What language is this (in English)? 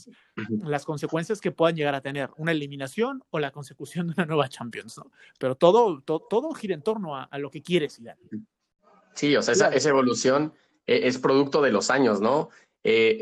Spanish